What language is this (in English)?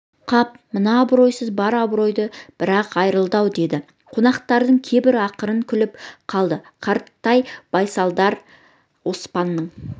Kazakh